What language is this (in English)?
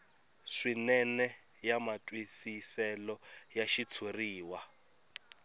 Tsonga